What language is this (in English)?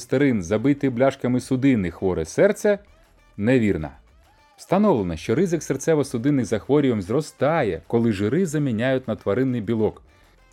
Ukrainian